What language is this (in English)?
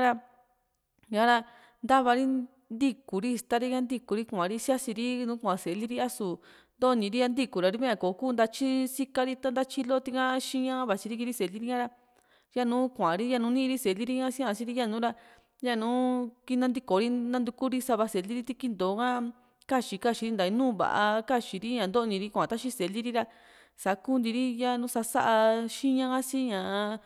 Juxtlahuaca Mixtec